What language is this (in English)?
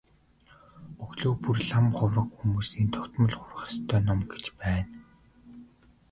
Mongolian